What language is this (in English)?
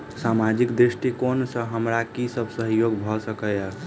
Maithili